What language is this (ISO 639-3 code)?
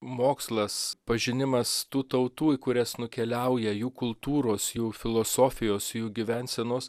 lit